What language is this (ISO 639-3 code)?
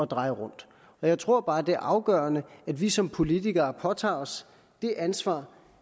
dan